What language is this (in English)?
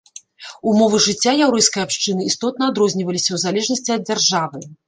Belarusian